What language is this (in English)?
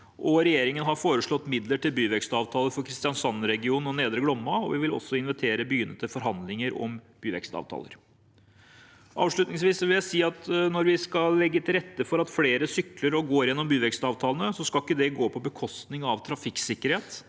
Norwegian